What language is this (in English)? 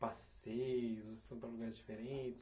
Portuguese